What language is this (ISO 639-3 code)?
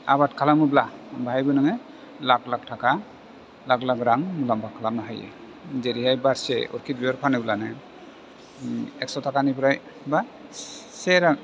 brx